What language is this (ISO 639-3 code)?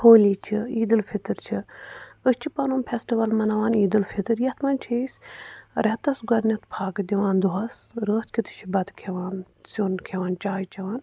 kas